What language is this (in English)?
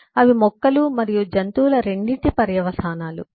Telugu